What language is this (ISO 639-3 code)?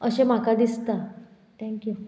kok